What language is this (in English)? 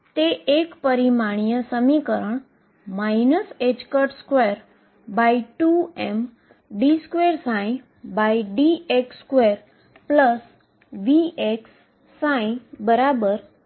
Gujarati